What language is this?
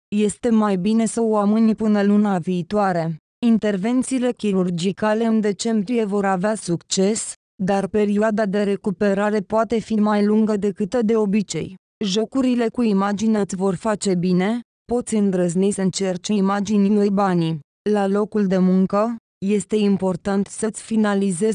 Romanian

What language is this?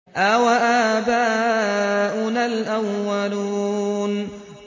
Arabic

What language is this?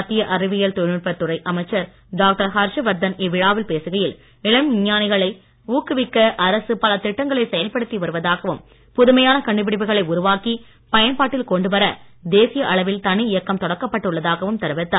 Tamil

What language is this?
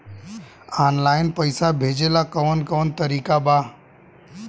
Bhojpuri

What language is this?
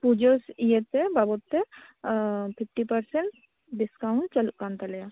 Santali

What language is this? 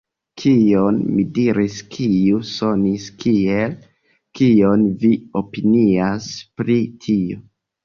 Esperanto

